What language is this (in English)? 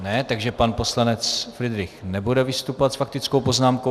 Czech